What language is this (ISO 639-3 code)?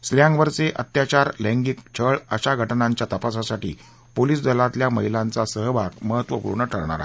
mar